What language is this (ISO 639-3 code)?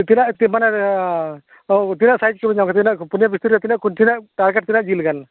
sat